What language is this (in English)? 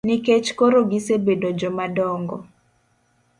Luo (Kenya and Tanzania)